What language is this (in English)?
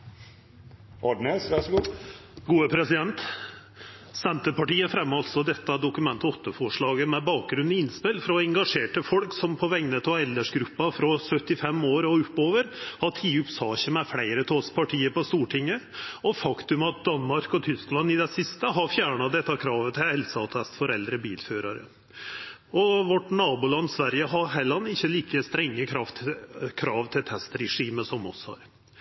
Norwegian